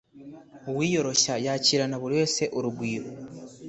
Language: Kinyarwanda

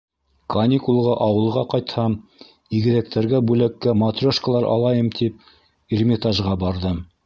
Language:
Bashkir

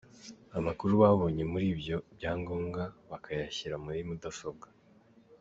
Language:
Kinyarwanda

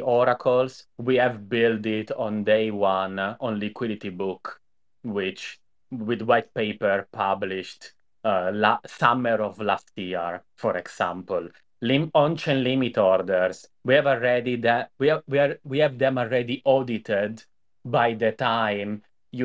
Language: English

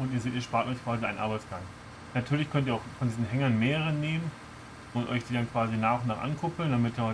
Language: German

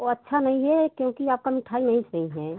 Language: Hindi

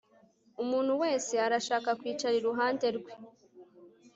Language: Kinyarwanda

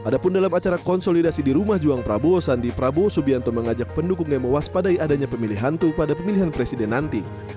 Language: Indonesian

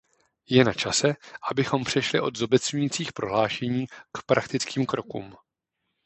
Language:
Czech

